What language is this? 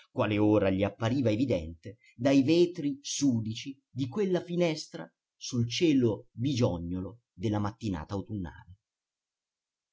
Italian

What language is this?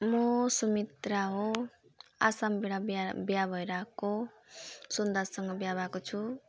Nepali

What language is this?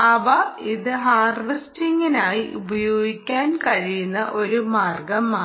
Malayalam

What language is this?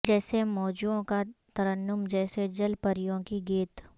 Urdu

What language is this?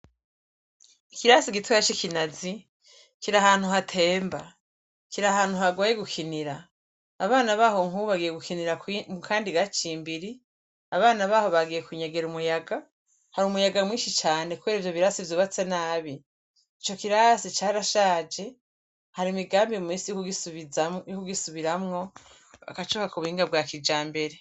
Rundi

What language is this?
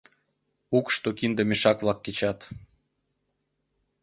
Mari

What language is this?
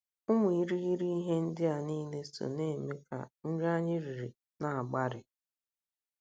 Igbo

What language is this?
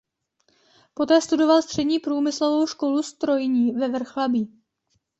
Czech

